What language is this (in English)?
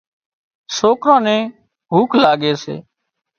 Wadiyara Koli